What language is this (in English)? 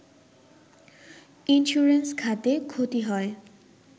Bangla